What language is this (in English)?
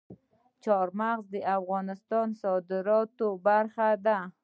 Pashto